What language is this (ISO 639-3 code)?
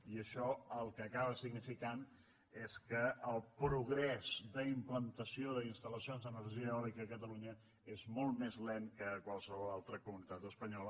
cat